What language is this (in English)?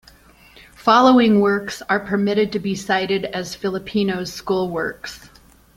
English